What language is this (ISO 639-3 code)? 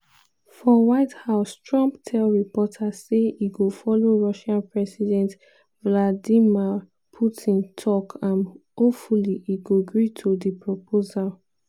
pcm